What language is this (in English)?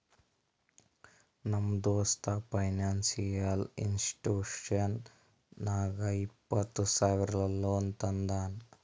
Kannada